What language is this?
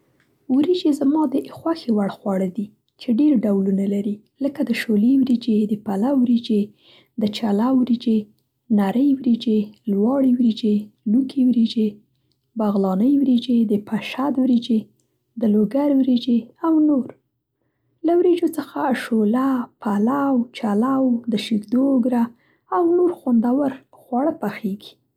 Central Pashto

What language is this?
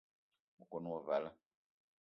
Eton (Cameroon)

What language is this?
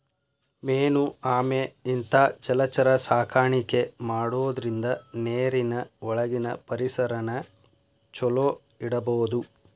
Kannada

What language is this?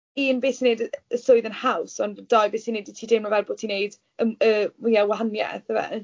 Welsh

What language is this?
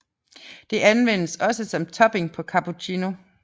Danish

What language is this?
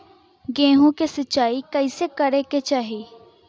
Bhojpuri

